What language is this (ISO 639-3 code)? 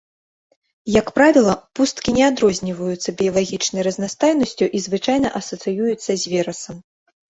bel